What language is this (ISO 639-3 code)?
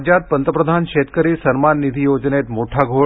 mar